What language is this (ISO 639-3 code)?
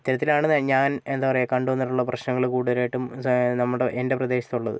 mal